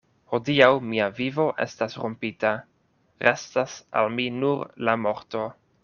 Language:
Esperanto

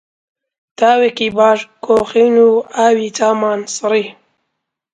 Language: Central Kurdish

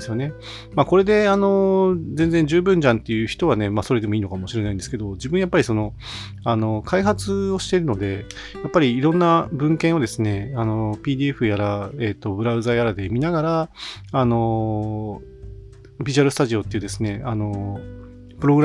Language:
Japanese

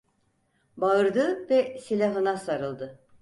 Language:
Turkish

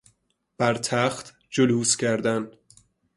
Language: Persian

